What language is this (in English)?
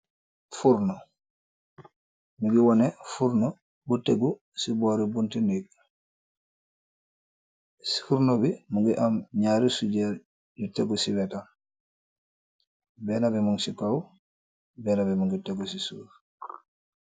Wolof